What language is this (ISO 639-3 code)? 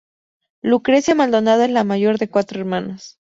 spa